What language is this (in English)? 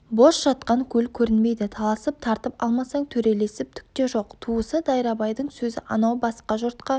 Kazakh